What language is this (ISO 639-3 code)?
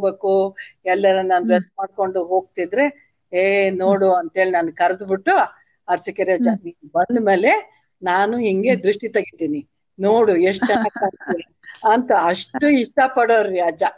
kan